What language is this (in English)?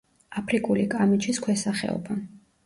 Georgian